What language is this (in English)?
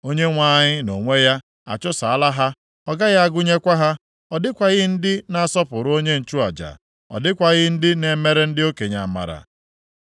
Igbo